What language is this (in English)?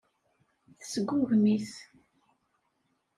Kabyle